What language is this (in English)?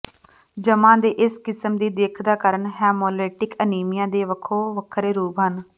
Punjabi